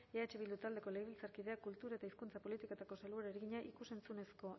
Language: Basque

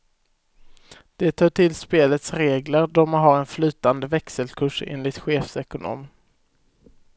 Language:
Swedish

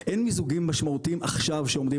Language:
Hebrew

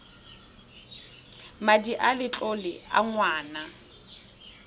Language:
Tswana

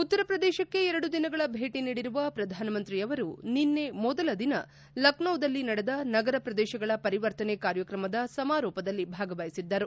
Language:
Kannada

